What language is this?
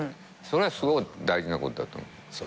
Japanese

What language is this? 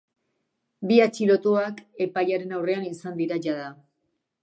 Basque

